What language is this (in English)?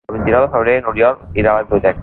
Catalan